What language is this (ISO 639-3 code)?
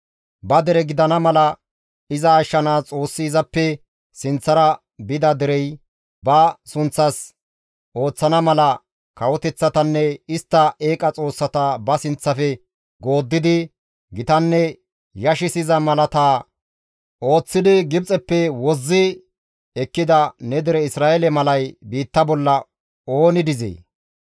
gmv